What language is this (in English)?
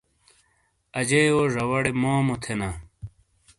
Shina